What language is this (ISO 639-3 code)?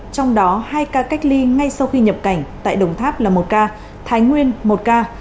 vie